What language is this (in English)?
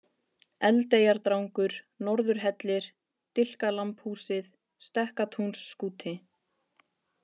Icelandic